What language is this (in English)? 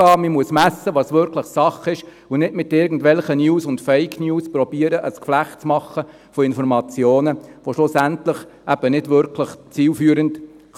Swiss German